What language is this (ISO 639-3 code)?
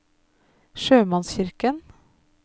nor